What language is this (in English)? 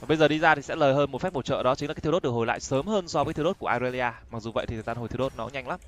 Vietnamese